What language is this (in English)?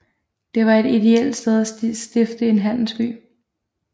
Danish